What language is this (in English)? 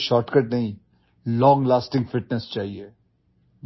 Odia